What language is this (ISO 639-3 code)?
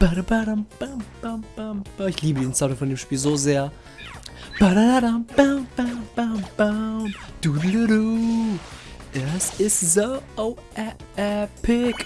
deu